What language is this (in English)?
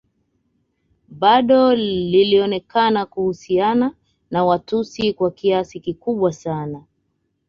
Swahili